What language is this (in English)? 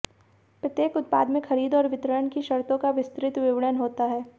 Hindi